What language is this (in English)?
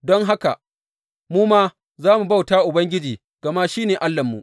Hausa